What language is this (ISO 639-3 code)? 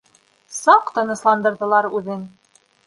bak